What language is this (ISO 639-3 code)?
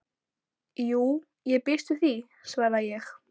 isl